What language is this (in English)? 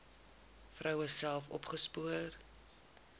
Afrikaans